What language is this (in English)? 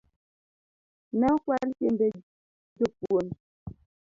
Luo (Kenya and Tanzania)